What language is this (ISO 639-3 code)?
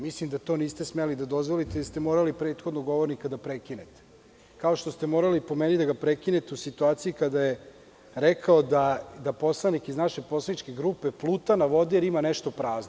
srp